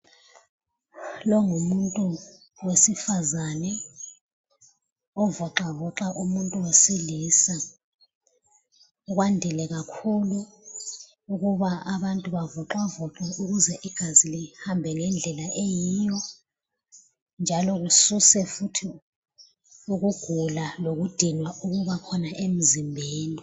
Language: North Ndebele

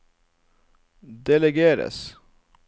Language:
Norwegian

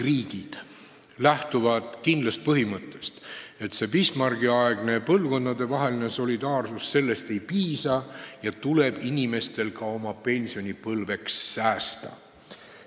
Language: Estonian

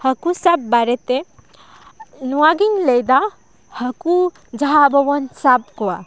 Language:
Santali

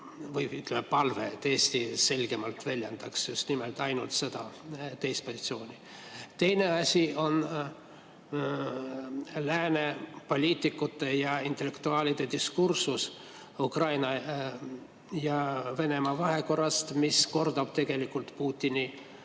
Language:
Estonian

